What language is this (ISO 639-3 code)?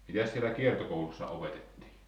fin